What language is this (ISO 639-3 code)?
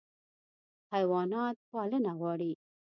pus